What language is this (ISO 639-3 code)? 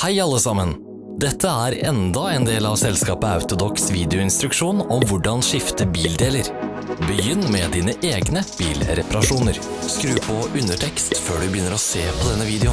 nor